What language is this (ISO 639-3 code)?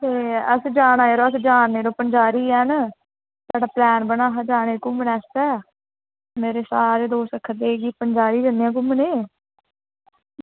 doi